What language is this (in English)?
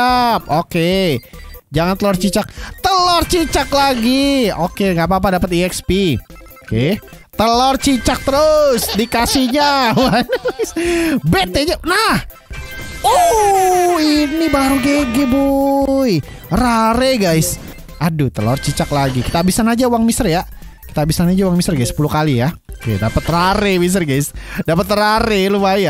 Indonesian